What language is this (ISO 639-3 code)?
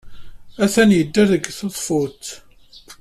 kab